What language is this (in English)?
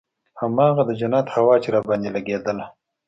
Pashto